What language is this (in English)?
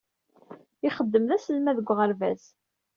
Kabyle